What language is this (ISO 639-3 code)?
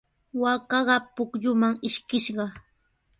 qws